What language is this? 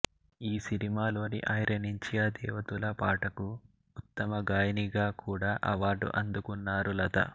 Telugu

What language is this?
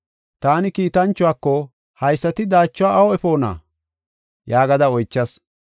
Gofa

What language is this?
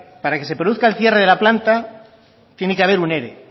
Spanish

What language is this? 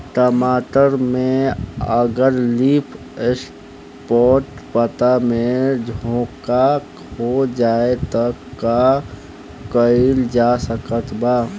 Bhojpuri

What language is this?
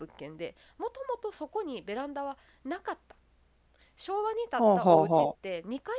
Japanese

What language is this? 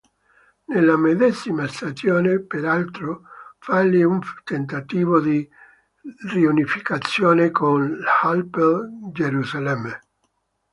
Italian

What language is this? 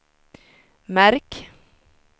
Swedish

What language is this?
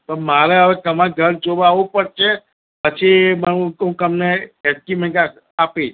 Gujarati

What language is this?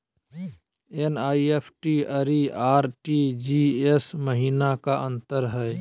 Magahi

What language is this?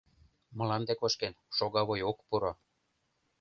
Mari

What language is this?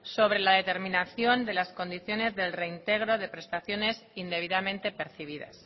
Spanish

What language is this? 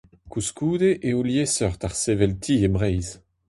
Breton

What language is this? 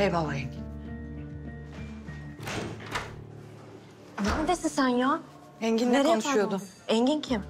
Turkish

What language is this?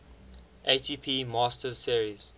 English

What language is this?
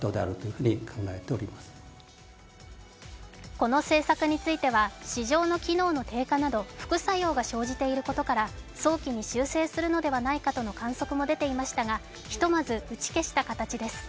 Japanese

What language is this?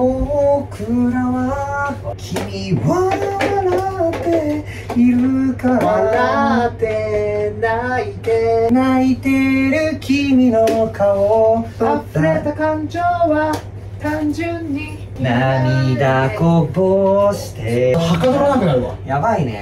Japanese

